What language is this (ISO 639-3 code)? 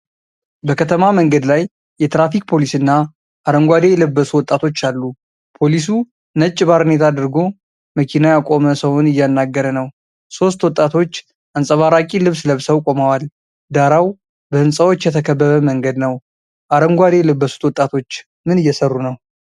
amh